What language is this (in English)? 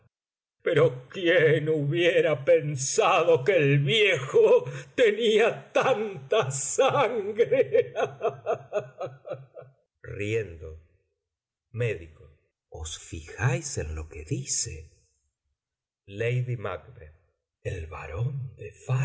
Spanish